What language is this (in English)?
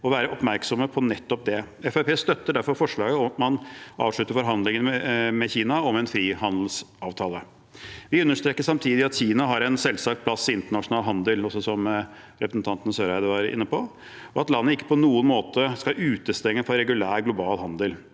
Norwegian